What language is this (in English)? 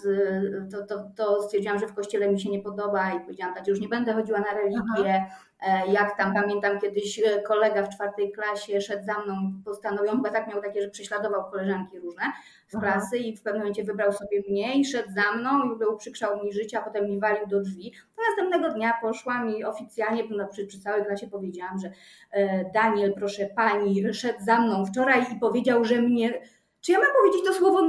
Polish